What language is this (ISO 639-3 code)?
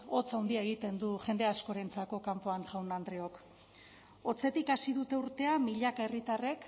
eus